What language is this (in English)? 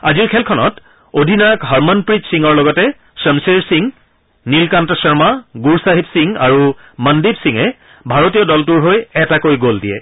Assamese